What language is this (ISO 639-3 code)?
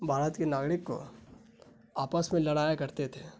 urd